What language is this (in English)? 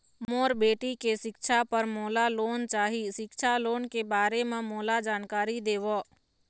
Chhattisgarhi